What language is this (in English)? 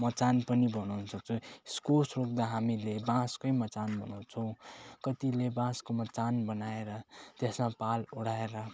Nepali